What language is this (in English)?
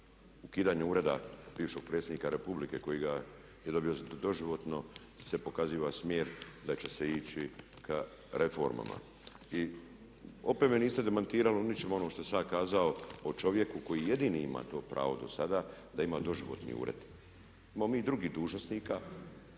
Croatian